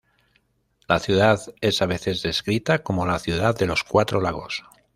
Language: Spanish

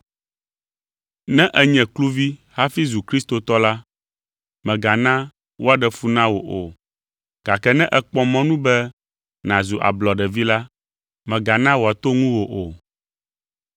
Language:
Ewe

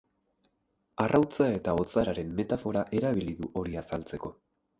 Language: Basque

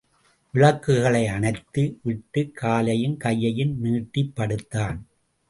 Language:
Tamil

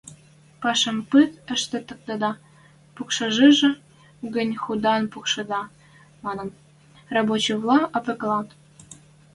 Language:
Western Mari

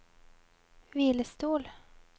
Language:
Norwegian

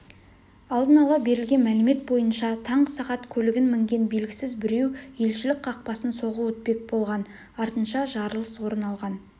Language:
Kazakh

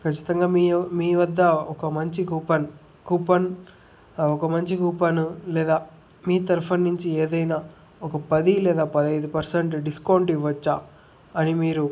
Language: Telugu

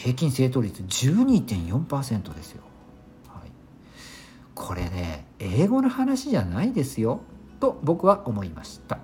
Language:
Japanese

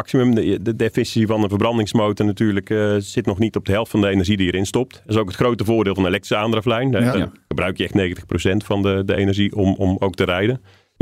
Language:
Dutch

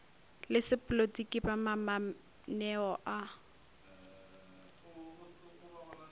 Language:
Northern Sotho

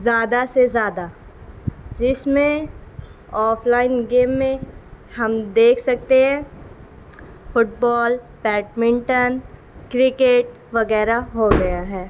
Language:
Urdu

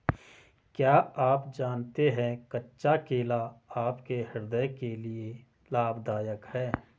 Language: Hindi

